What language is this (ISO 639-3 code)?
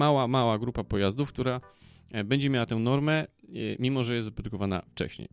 pol